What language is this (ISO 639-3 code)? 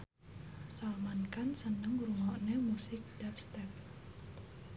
jav